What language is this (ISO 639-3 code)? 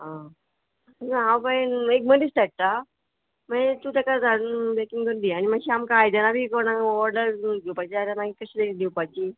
kok